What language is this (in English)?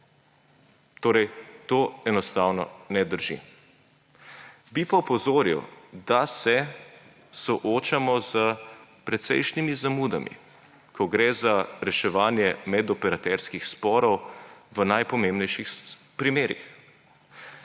Slovenian